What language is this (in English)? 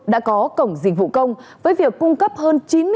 Vietnamese